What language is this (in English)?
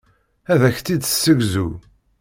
Kabyle